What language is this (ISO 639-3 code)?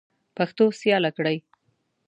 pus